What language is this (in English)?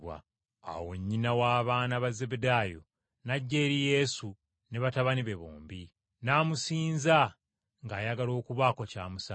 Ganda